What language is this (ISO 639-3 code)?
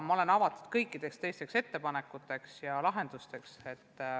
est